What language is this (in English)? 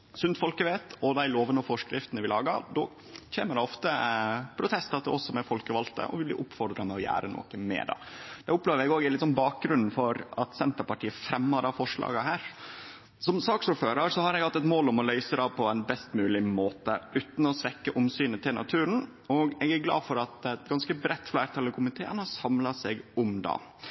Norwegian Nynorsk